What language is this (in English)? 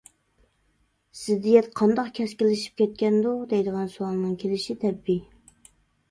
Uyghur